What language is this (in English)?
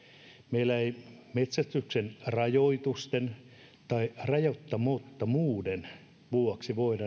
Finnish